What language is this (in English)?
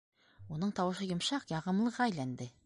Bashkir